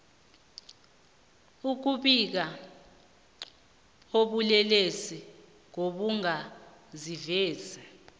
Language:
South Ndebele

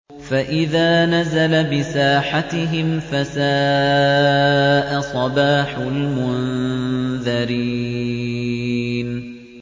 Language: Arabic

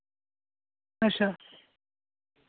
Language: Dogri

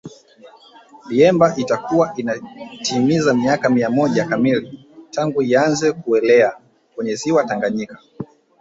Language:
Swahili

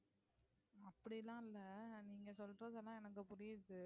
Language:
Tamil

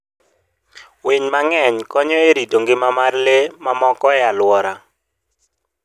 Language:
Luo (Kenya and Tanzania)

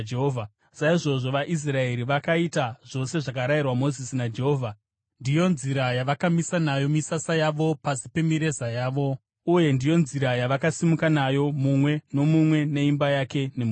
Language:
Shona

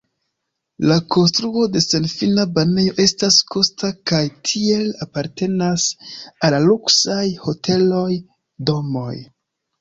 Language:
Esperanto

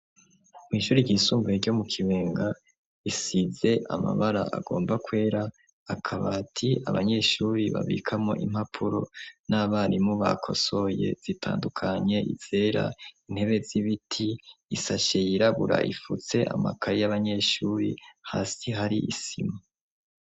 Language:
Rundi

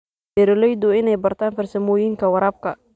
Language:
Somali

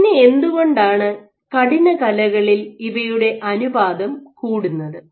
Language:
Malayalam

